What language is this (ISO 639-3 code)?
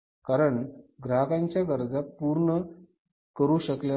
mar